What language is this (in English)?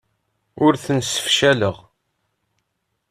Kabyle